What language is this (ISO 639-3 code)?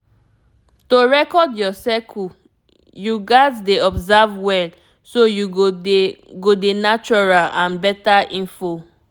pcm